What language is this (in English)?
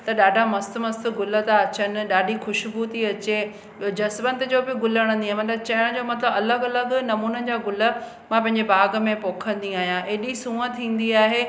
Sindhi